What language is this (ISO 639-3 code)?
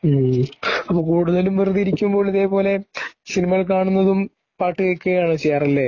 mal